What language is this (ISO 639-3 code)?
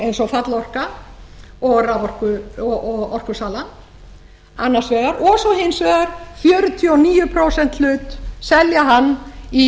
isl